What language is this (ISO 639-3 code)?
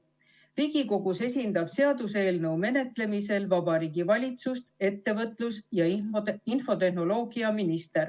est